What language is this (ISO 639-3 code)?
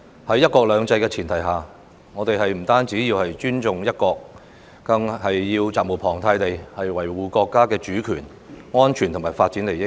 yue